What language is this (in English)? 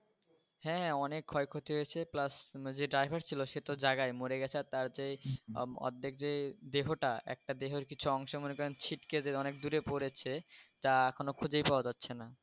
Bangla